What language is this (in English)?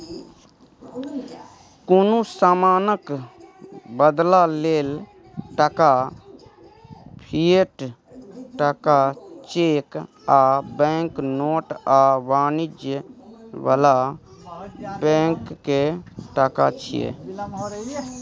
Maithili